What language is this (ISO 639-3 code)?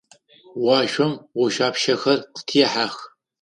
ady